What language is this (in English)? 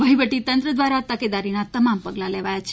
Gujarati